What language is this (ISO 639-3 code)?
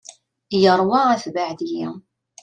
kab